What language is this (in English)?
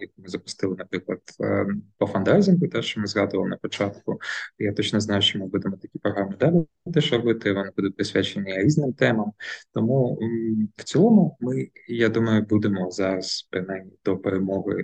Ukrainian